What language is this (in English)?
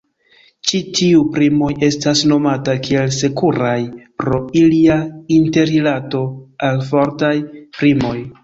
Esperanto